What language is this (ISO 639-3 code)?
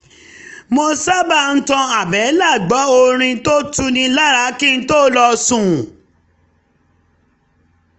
yor